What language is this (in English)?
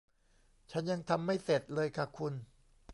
Thai